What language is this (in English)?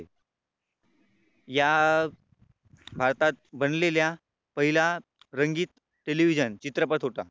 Marathi